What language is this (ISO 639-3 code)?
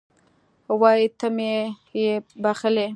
pus